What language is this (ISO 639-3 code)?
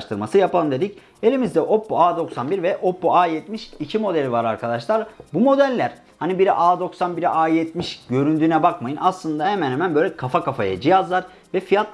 tur